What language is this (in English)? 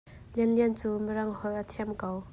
Hakha Chin